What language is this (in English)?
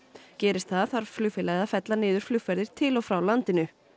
Icelandic